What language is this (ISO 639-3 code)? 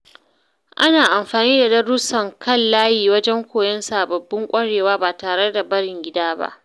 hau